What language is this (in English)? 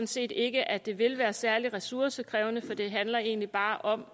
Danish